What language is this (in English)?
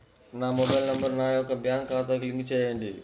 Telugu